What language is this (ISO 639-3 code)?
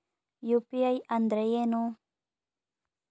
kan